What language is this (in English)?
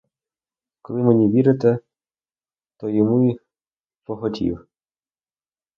Ukrainian